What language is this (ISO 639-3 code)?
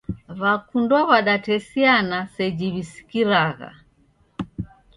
dav